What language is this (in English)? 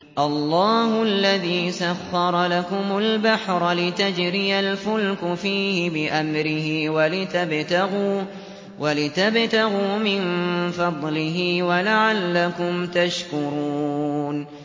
Arabic